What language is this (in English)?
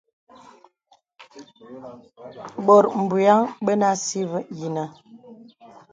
Bebele